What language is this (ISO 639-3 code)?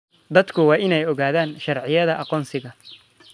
som